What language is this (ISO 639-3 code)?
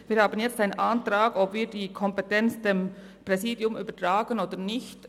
gsw